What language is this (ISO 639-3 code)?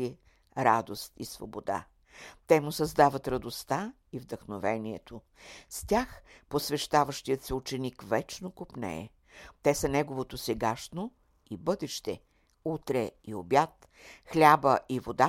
bul